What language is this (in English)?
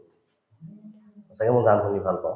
Assamese